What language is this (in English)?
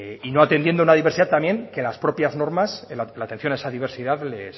Spanish